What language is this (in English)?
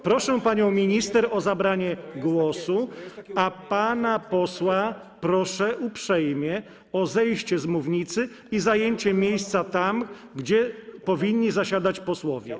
Polish